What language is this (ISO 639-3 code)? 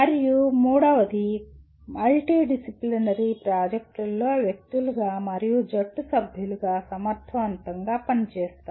tel